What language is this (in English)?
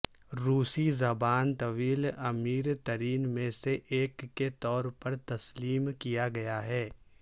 Urdu